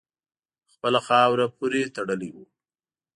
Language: Pashto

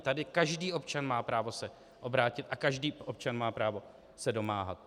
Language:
Czech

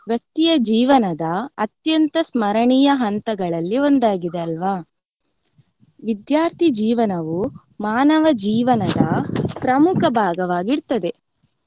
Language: Kannada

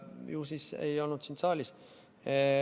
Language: Estonian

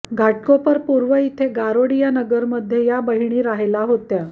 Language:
Marathi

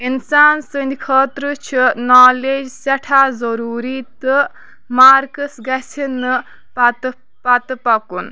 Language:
Kashmiri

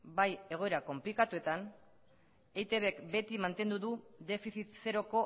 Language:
Basque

